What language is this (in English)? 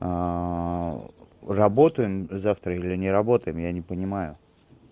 Russian